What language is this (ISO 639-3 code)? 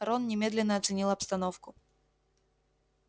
rus